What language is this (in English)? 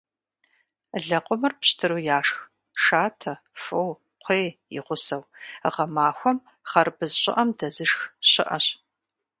Kabardian